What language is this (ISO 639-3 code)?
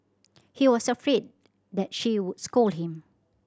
eng